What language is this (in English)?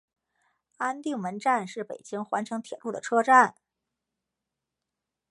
Chinese